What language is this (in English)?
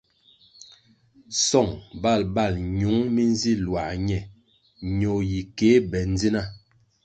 Kwasio